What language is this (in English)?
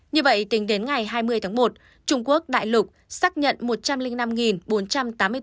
Vietnamese